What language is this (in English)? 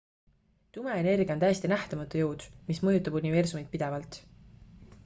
Estonian